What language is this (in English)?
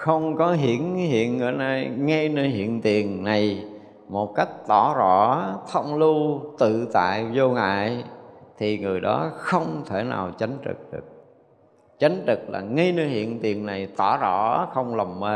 Vietnamese